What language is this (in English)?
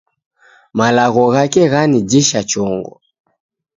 Taita